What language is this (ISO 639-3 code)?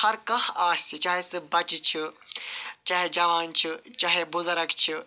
kas